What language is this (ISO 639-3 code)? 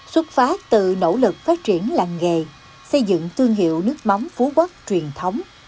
vie